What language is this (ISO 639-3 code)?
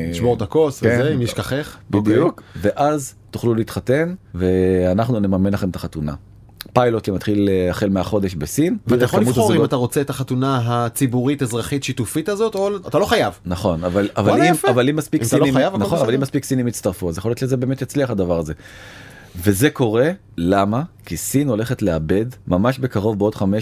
heb